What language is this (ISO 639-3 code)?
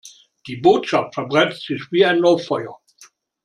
deu